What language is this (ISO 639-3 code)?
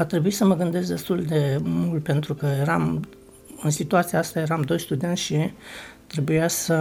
ron